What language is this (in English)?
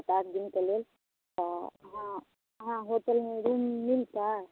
Maithili